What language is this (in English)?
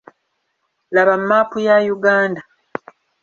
Ganda